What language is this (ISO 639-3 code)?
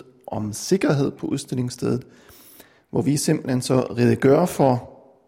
dan